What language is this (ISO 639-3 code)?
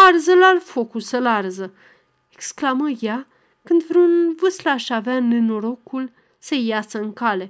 ron